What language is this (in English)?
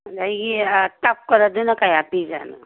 Manipuri